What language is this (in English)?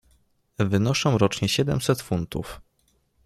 Polish